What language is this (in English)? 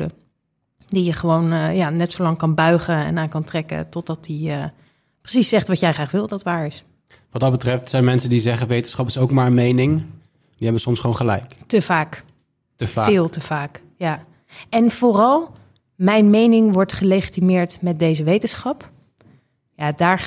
Dutch